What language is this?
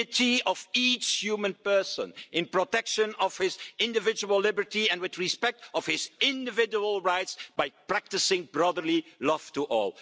English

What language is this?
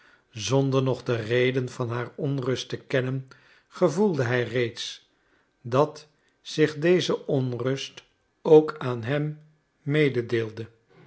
Dutch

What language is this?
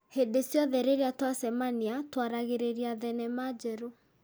Kikuyu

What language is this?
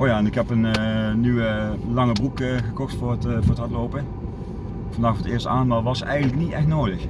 Dutch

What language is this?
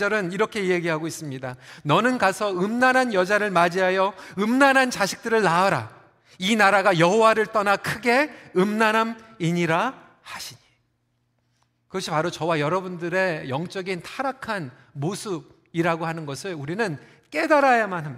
Korean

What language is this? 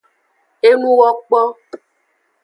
Aja (Benin)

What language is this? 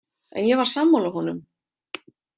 Icelandic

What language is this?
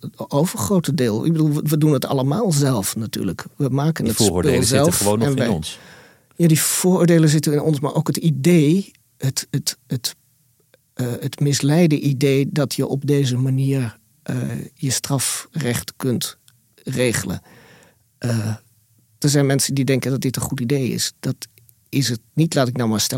Dutch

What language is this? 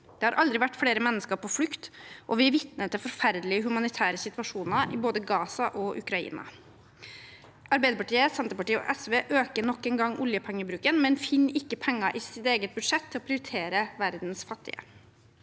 Norwegian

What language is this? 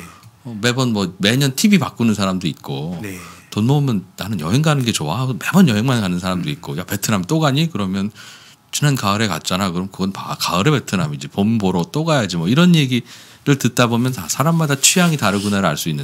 Korean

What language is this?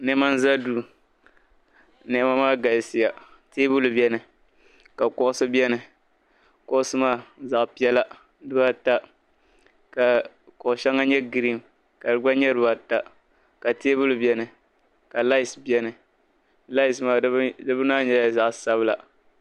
Dagbani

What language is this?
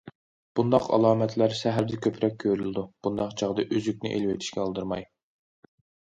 Uyghur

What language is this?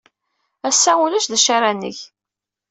Kabyle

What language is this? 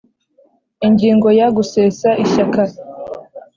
Kinyarwanda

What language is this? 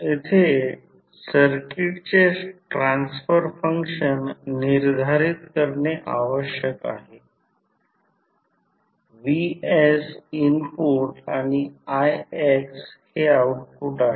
Marathi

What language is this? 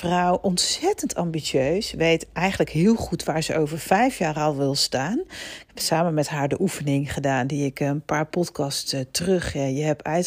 Dutch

